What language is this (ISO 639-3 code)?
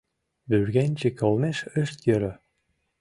chm